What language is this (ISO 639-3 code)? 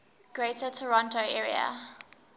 eng